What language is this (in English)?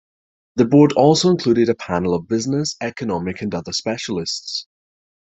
English